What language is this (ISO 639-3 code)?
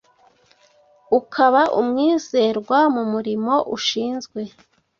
kin